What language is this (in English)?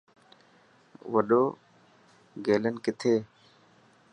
Dhatki